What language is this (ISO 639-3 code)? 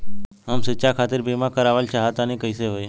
bho